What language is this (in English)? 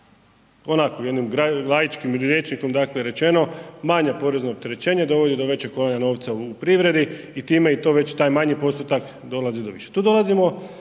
Croatian